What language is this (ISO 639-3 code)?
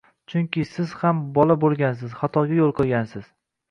uzb